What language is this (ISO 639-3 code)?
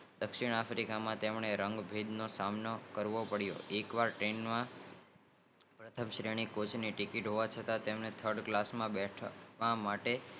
guj